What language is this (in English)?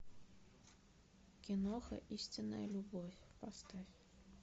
Russian